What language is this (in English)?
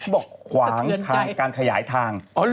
Thai